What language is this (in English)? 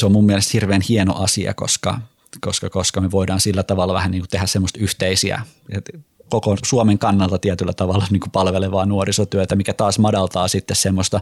Finnish